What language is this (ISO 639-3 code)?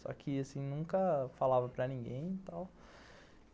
por